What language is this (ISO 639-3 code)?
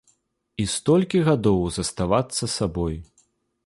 bel